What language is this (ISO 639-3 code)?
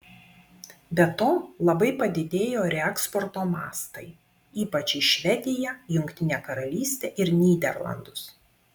lit